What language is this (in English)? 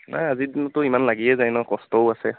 Assamese